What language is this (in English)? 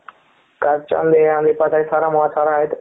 Kannada